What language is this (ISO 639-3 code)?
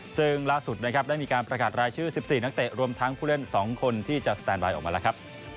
tha